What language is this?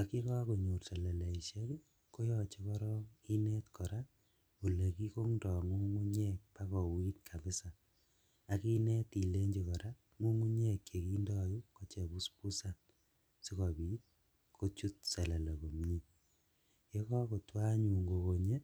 Kalenjin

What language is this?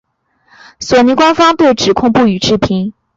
Chinese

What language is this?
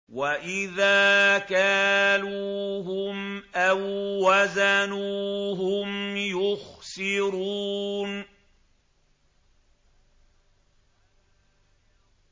Arabic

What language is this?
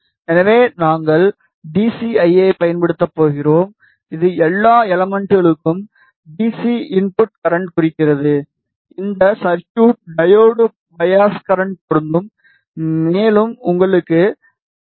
Tamil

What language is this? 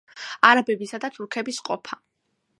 Georgian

